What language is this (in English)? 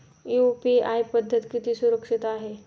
Marathi